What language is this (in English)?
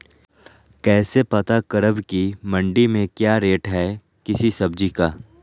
Magahi